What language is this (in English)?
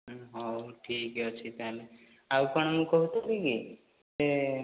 Odia